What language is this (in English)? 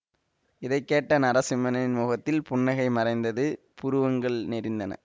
Tamil